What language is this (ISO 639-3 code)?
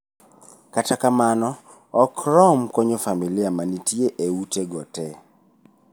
luo